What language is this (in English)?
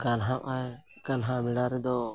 Santali